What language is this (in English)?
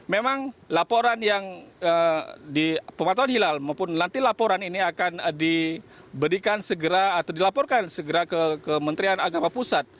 Indonesian